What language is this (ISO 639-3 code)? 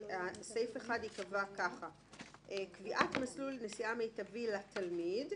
heb